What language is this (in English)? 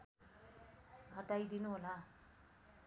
Nepali